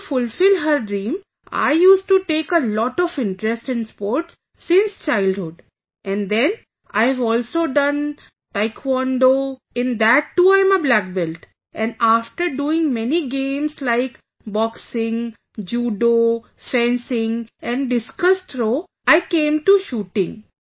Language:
English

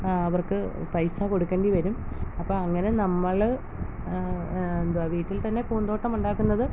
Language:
Malayalam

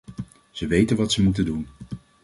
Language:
Dutch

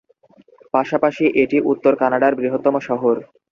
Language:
Bangla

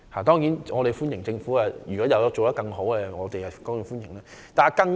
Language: Cantonese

